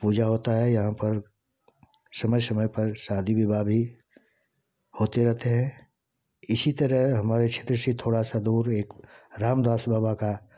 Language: Hindi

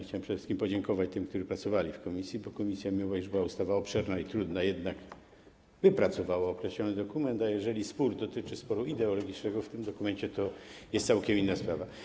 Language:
Polish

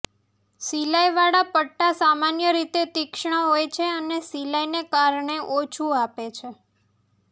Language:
Gujarati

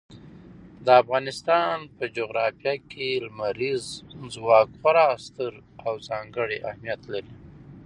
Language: Pashto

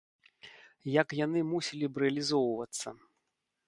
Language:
Belarusian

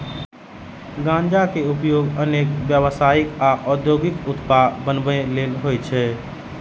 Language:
Maithili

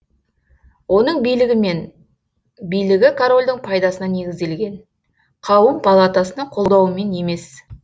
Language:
Kazakh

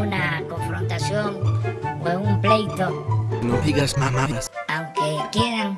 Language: Spanish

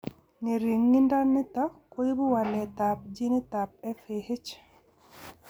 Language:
Kalenjin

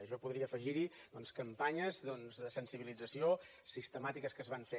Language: Catalan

